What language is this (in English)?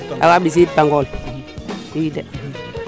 Serer